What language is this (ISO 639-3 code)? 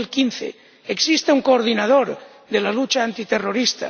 spa